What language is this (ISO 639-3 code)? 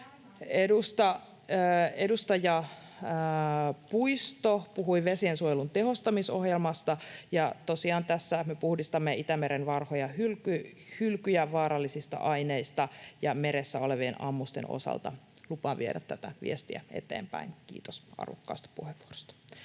fin